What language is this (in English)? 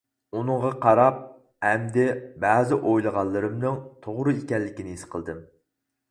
Uyghur